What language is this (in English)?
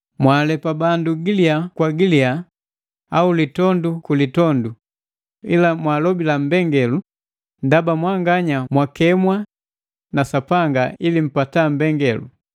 Matengo